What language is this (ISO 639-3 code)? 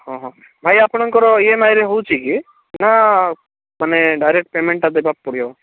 ori